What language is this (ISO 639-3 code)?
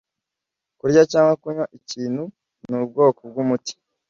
kin